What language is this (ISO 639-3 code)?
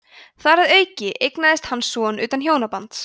isl